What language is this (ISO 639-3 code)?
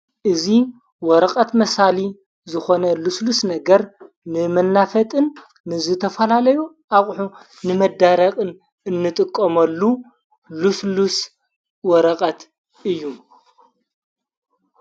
tir